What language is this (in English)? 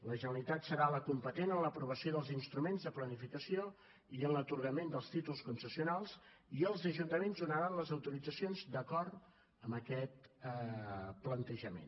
Catalan